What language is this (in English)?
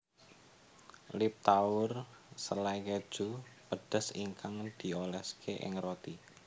Javanese